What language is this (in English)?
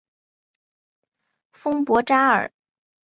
Chinese